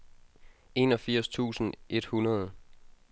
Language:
Danish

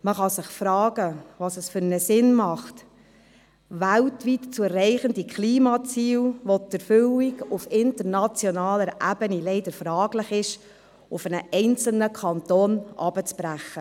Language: Swiss German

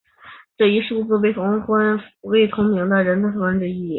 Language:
Chinese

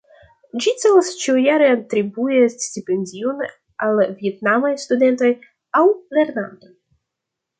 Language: Esperanto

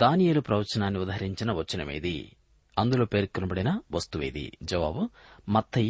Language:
Telugu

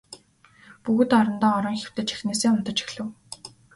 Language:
Mongolian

